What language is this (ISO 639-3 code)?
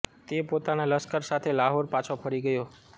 guj